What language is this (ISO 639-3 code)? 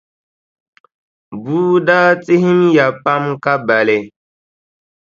dag